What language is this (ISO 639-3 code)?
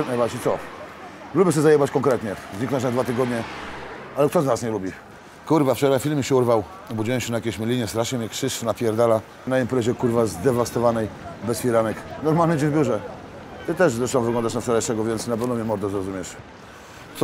pol